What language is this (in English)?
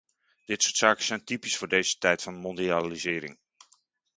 Dutch